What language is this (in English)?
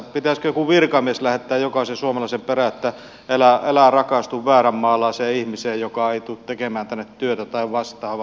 Finnish